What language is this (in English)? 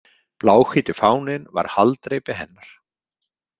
Icelandic